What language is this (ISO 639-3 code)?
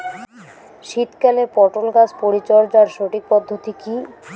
ben